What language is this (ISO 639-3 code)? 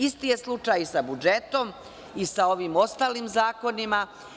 srp